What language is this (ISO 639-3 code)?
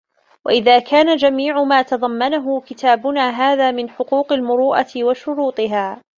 ara